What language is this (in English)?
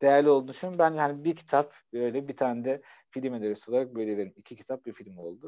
Turkish